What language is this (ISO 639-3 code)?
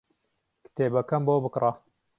ckb